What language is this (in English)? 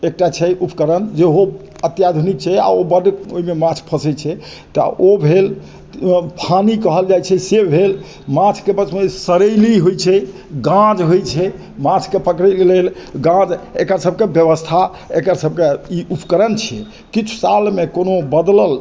Maithili